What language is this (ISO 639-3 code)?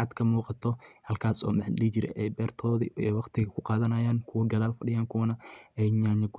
som